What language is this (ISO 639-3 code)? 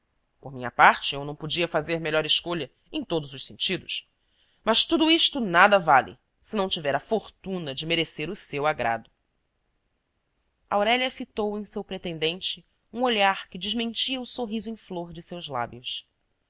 por